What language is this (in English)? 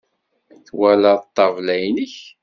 Kabyle